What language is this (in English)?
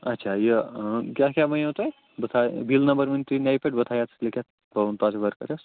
Kashmiri